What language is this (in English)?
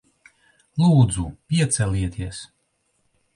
Latvian